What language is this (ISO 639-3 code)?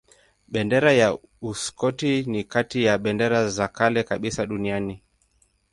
swa